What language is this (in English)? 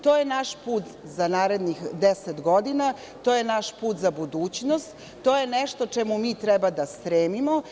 Serbian